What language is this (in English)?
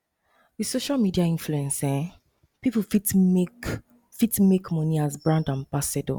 Nigerian Pidgin